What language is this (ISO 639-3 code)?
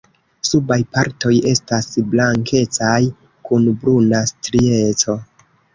epo